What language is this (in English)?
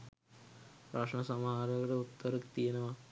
Sinhala